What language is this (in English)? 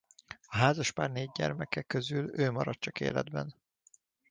Hungarian